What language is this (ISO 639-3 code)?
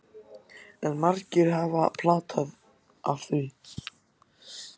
isl